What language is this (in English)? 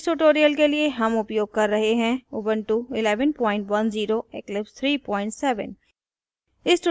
Hindi